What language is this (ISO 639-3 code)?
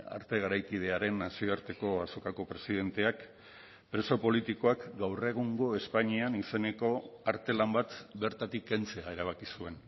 eus